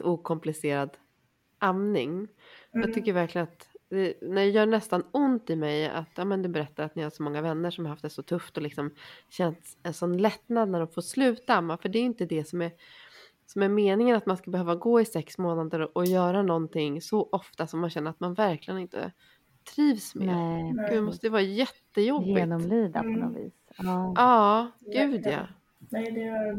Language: Swedish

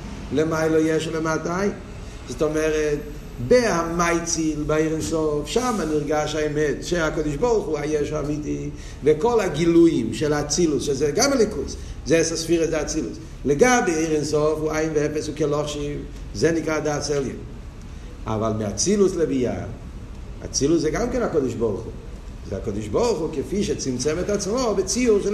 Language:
Hebrew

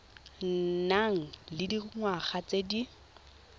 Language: Tswana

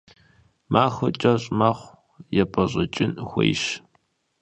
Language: Kabardian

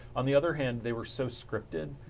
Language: English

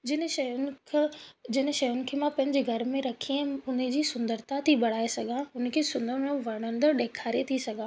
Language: Sindhi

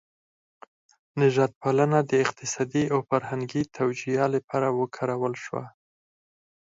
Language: Pashto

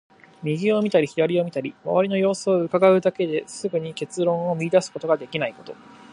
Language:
Japanese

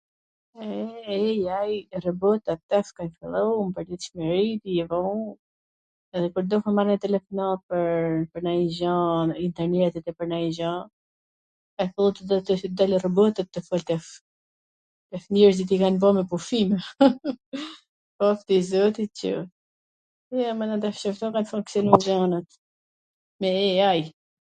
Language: Gheg Albanian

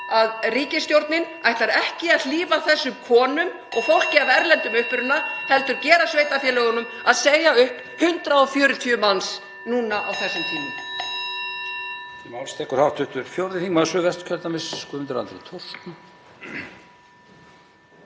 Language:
Icelandic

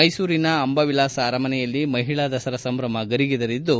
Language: Kannada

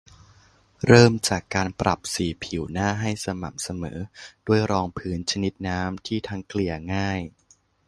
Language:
Thai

